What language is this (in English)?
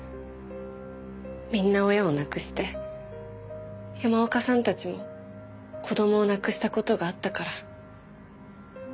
Japanese